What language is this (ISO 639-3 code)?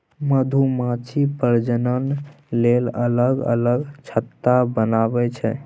mai